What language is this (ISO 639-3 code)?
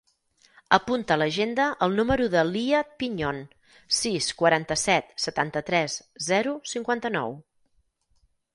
cat